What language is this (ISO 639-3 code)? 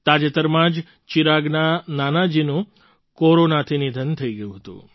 guj